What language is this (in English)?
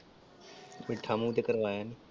Punjabi